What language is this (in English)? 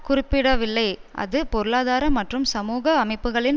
Tamil